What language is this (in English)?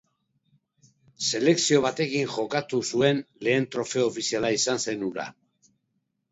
Basque